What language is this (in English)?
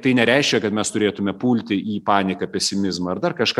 Lithuanian